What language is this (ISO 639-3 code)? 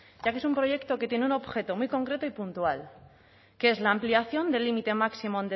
spa